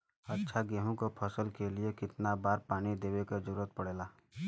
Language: Bhojpuri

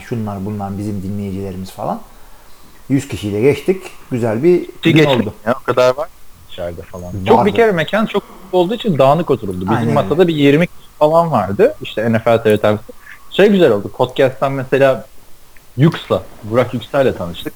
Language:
Turkish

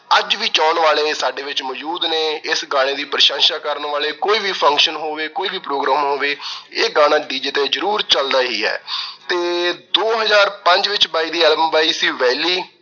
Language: Punjabi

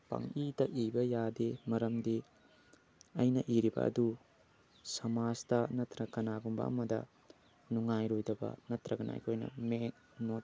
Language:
Manipuri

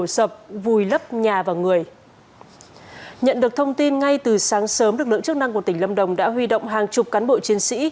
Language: Vietnamese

